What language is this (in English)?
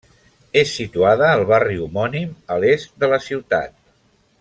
Catalan